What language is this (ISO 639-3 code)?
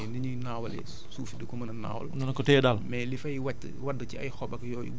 wol